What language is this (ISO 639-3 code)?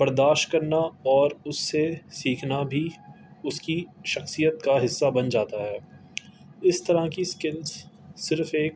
urd